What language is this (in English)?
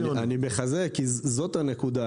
Hebrew